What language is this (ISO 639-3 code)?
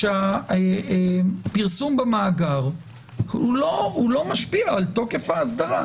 heb